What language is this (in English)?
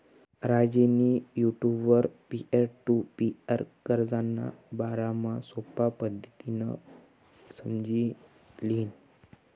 Marathi